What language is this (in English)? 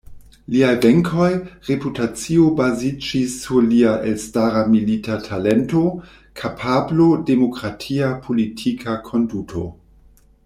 Esperanto